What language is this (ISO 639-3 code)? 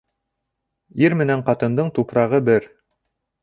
bak